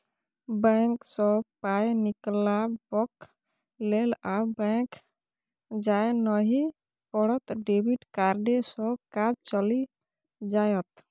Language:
Maithili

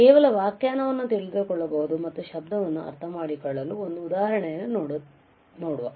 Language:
Kannada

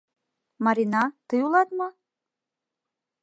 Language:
Mari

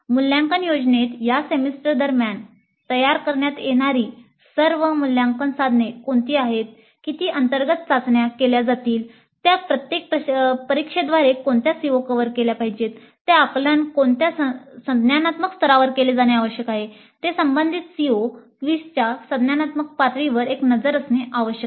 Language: Marathi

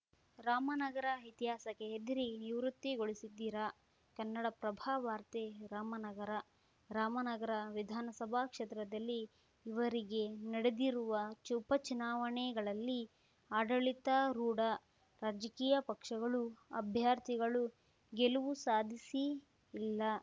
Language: Kannada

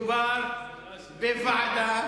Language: Hebrew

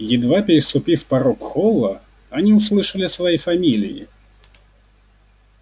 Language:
Russian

